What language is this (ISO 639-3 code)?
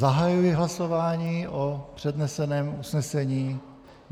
ces